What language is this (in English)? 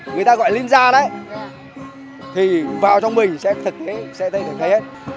Vietnamese